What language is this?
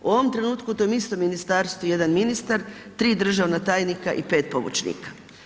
Croatian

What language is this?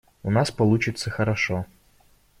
Russian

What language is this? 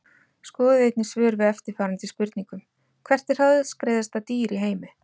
Icelandic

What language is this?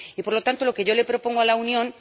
Spanish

